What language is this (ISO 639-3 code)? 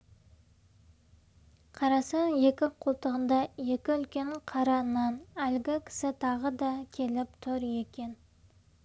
kaz